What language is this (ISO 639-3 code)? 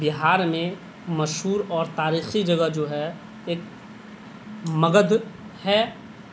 urd